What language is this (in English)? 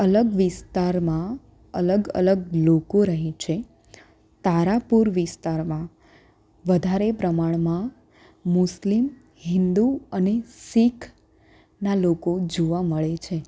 Gujarati